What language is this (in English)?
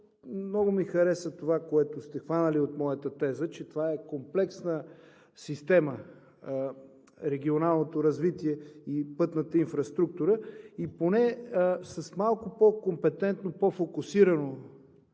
Bulgarian